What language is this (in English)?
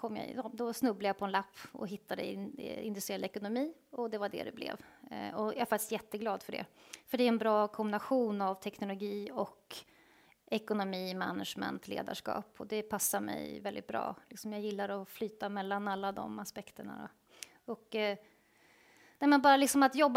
Swedish